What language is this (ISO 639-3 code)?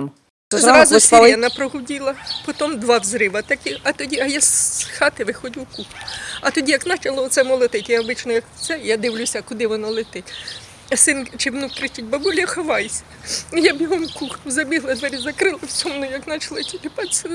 ukr